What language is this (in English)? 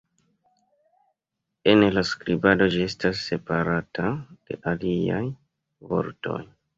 Esperanto